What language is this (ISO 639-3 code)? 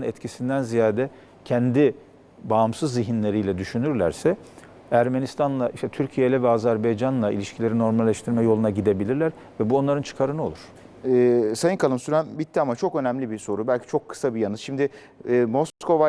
tur